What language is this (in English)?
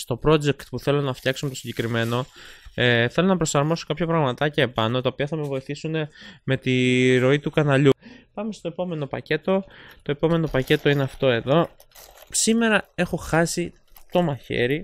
Greek